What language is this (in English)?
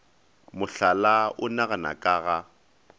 Northern Sotho